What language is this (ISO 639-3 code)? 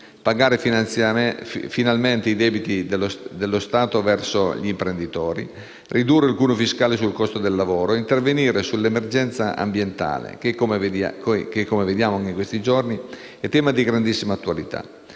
ita